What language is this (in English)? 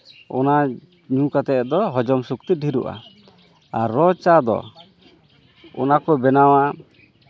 Santali